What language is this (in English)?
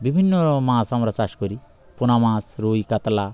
Bangla